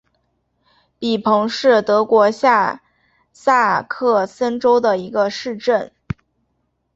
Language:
Chinese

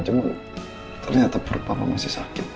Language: Indonesian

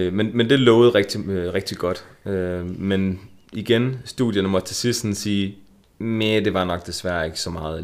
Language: Danish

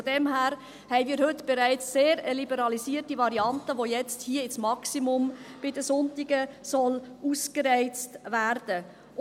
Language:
Swiss German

